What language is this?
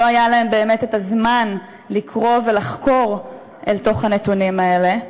Hebrew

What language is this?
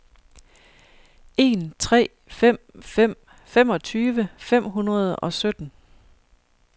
Danish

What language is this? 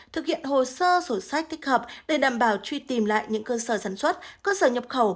Vietnamese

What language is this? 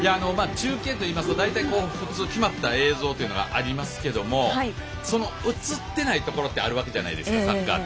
Japanese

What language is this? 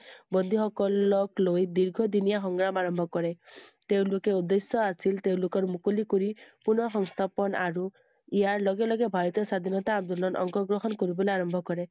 Assamese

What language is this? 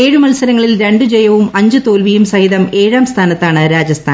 Malayalam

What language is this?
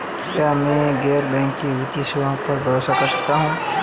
Hindi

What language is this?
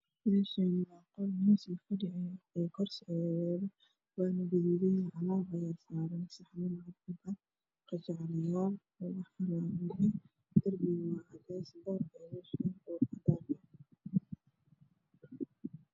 Somali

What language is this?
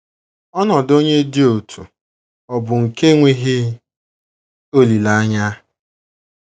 Igbo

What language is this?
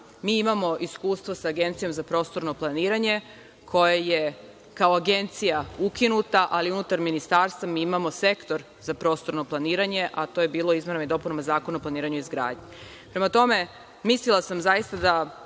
Serbian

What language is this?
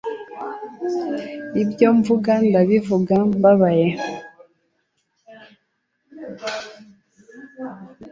Kinyarwanda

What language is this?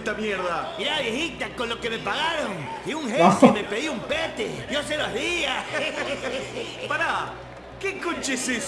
Spanish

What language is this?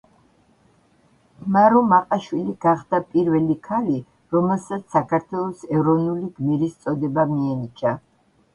Georgian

